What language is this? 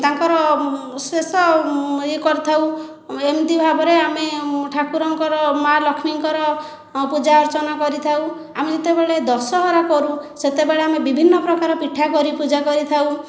Odia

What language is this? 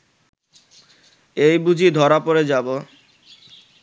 Bangla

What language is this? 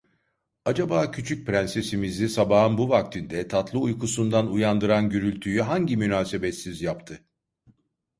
Turkish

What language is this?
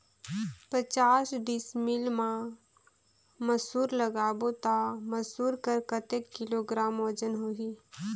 Chhattisgarhi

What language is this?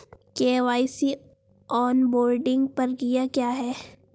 Hindi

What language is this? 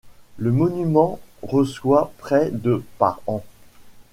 French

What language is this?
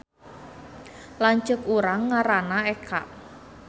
Sundanese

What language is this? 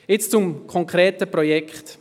Swiss German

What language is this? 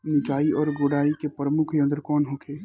Bhojpuri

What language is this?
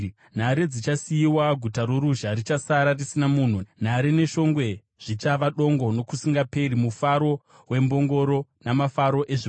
Shona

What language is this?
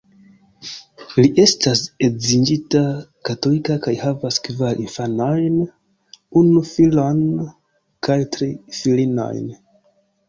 Esperanto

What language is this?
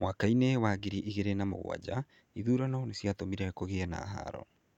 Kikuyu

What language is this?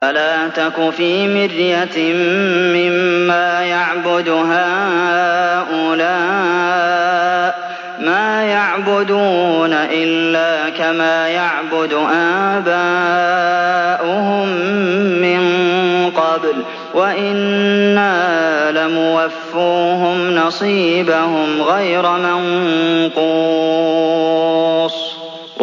Arabic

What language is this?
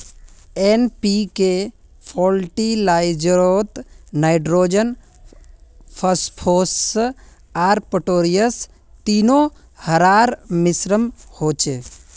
Magahi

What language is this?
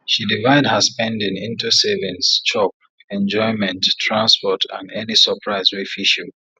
Nigerian Pidgin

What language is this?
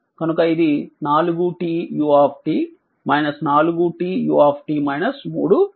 Telugu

